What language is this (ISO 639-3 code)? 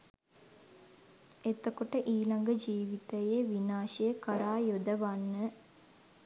sin